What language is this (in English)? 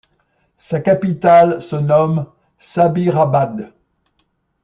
French